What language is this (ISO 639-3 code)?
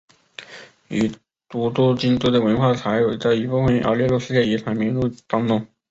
zho